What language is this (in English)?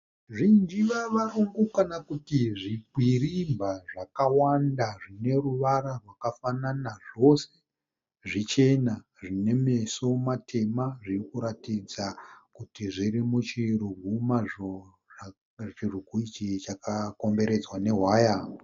Shona